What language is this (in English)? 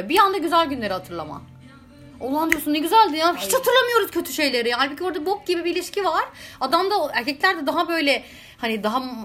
Turkish